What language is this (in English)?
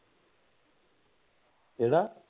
Punjabi